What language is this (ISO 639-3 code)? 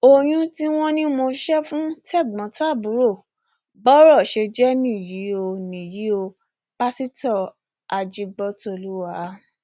yor